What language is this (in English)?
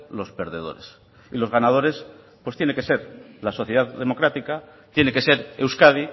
Spanish